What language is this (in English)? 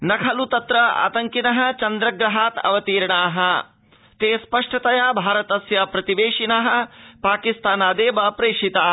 Sanskrit